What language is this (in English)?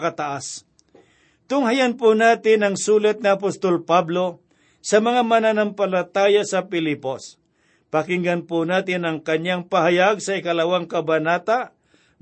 Filipino